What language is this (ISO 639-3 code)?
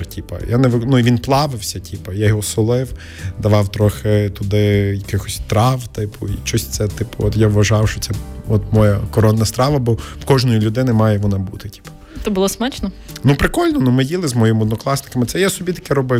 ukr